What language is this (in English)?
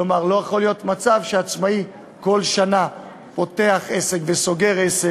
Hebrew